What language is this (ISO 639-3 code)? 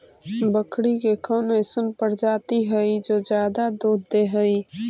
mag